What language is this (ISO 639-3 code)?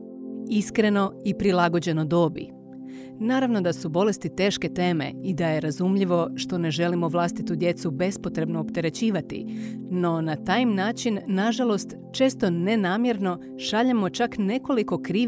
hrv